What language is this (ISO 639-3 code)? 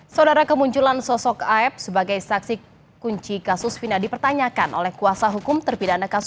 ind